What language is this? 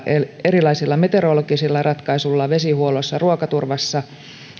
Finnish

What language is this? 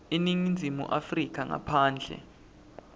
Swati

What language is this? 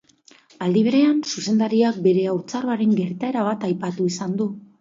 Basque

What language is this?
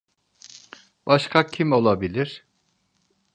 Turkish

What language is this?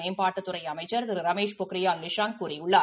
Tamil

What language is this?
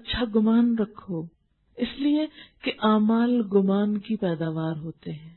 Urdu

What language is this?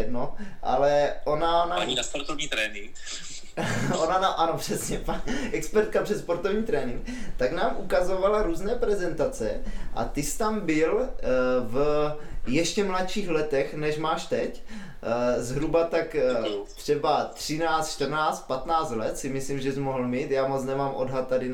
Czech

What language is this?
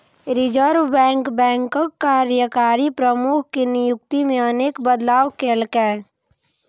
Maithili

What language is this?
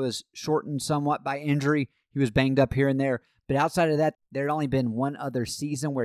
English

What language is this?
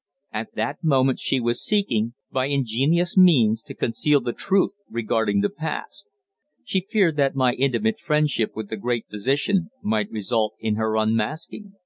English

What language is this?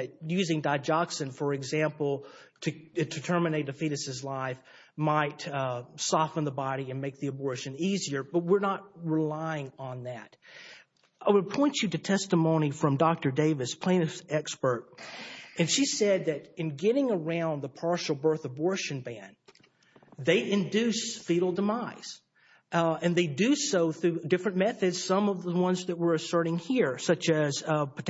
English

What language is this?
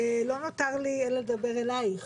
Hebrew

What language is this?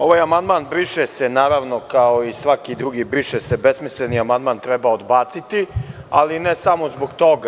Serbian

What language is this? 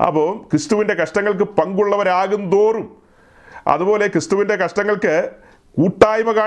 Malayalam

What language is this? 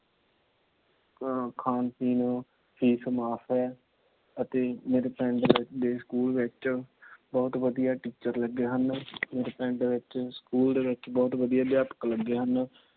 Punjabi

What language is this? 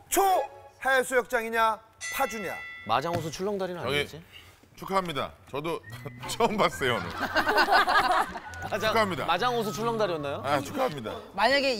Korean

